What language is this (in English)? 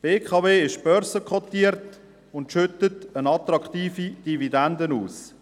Swiss German